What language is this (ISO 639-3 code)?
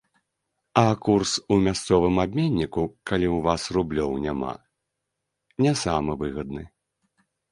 bel